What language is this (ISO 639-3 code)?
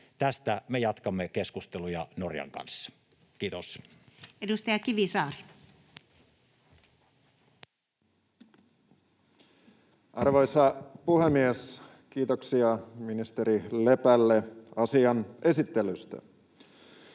fin